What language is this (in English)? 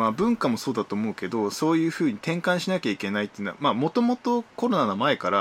Japanese